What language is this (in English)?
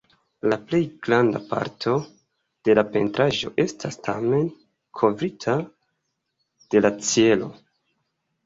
Esperanto